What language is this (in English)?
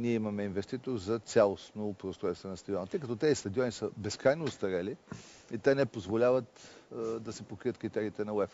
Bulgarian